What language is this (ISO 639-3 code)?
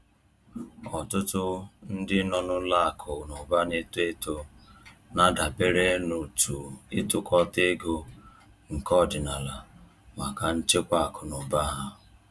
ibo